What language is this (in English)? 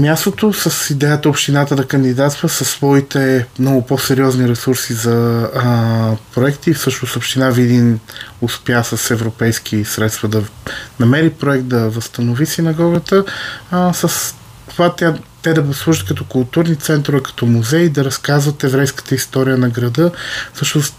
Bulgarian